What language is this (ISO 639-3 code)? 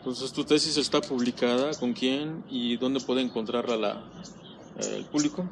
spa